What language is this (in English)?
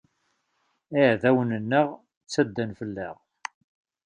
Kabyle